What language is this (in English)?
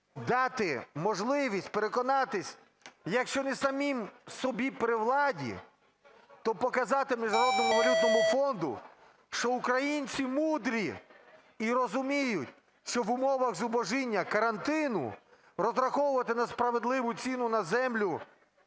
Ukrainian